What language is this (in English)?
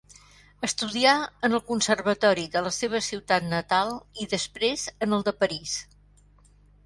Catalan